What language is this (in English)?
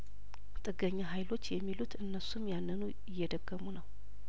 Amharic